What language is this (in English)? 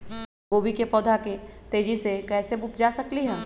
Magahi